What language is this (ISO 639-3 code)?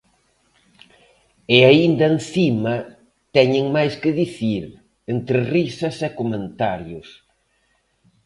glg